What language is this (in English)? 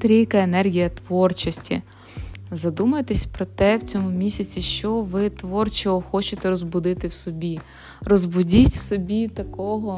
Ukrainian